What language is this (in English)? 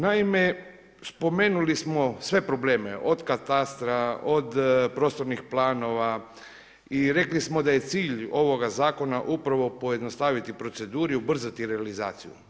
Croatian